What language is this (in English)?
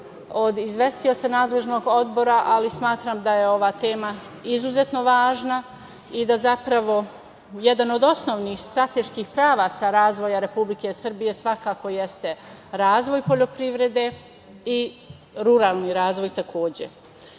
Serbian